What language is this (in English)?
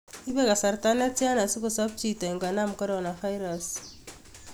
Kalenjin